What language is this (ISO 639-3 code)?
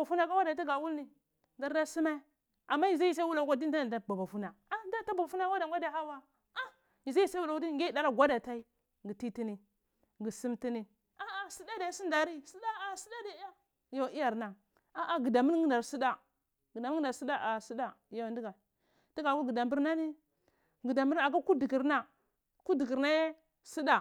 ckl